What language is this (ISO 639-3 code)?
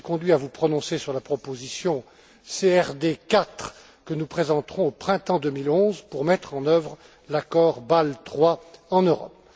fra